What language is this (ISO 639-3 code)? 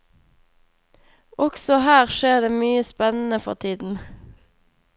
nor